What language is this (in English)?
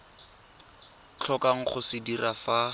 Tswana